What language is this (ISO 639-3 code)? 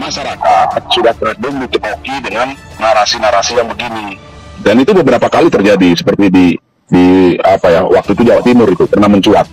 ind